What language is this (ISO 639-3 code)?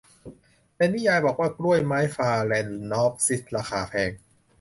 tha